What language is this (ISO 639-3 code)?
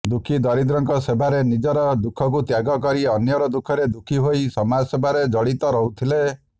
ori